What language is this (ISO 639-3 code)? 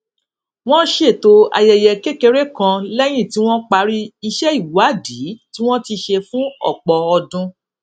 yor